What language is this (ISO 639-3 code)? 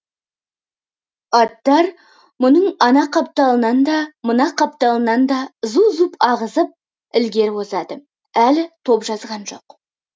kaz